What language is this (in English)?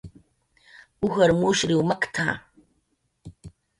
Jaqaru